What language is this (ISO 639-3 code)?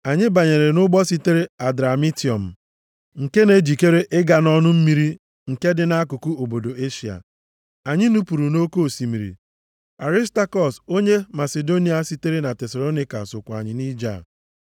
ibo